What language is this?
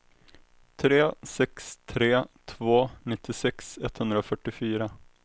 Swedish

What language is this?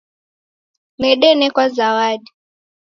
Taita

